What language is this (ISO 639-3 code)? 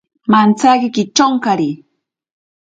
prq